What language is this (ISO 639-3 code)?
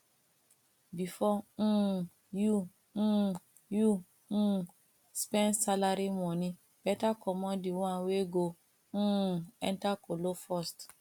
pcm